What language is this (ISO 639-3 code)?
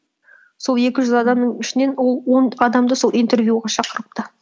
kaz